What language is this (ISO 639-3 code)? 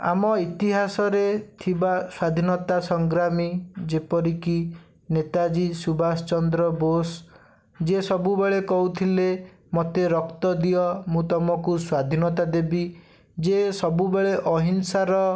ori